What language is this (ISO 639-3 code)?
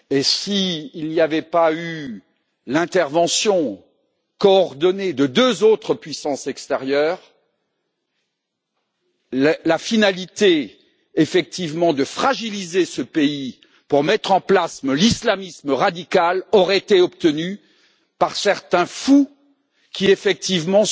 fra